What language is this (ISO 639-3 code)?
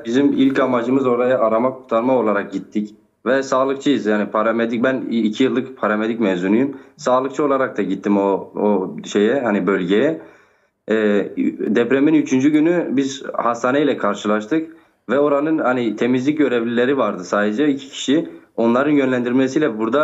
tur